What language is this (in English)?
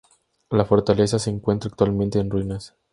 Spanish